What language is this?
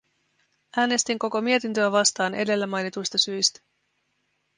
Finnish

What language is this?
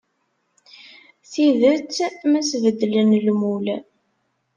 Kabyle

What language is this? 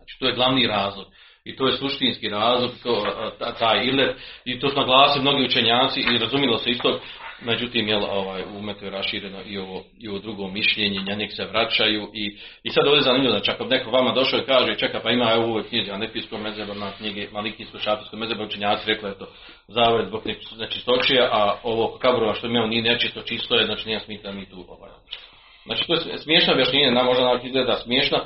Croatian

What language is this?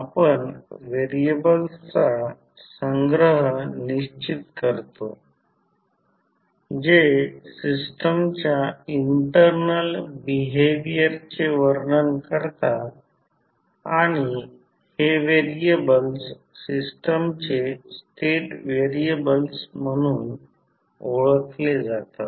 Marathi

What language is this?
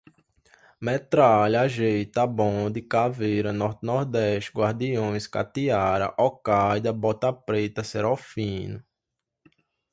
Portuguese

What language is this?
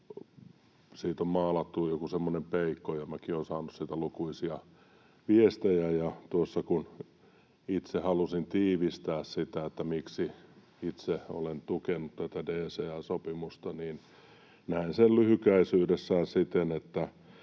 Finnish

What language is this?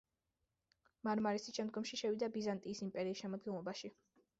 Georgian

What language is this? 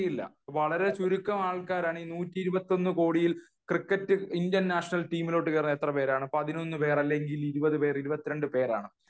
Malayalam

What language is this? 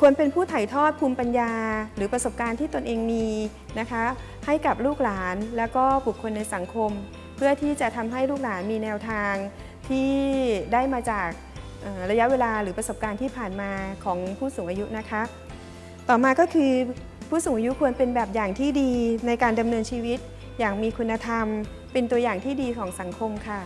Thai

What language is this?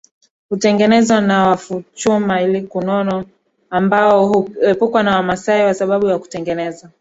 Swahili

